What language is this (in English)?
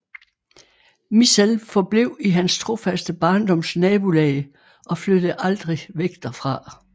Danish